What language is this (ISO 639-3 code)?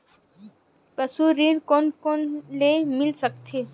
hne